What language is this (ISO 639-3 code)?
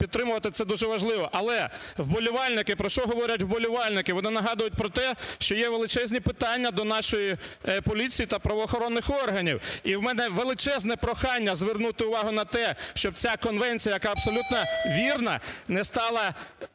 ukr